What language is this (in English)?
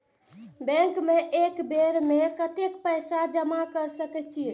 Maithili